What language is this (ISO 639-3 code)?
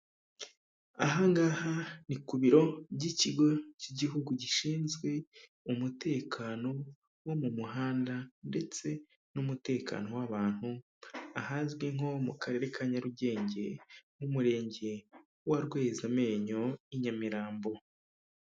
kin